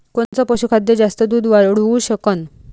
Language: Marathi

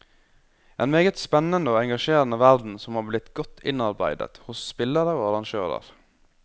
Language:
Norwegian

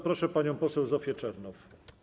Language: Polish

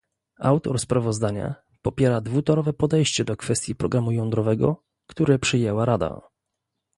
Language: Polish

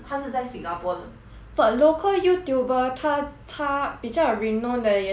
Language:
English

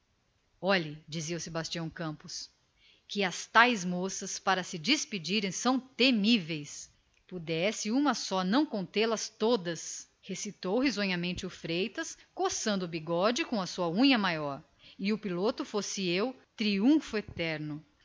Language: Portuguese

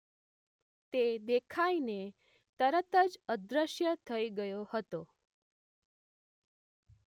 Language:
Gujarati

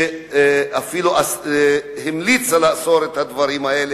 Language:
Hebrew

